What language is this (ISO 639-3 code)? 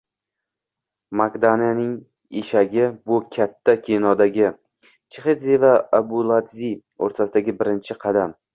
uzb